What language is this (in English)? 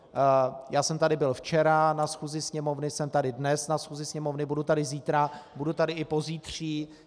Czech